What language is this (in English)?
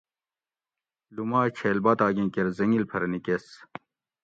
Gawri